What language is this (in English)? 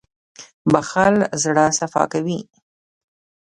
Pashto